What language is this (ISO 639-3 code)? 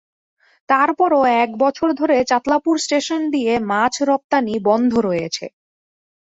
ben